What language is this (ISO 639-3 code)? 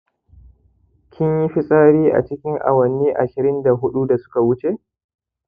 hau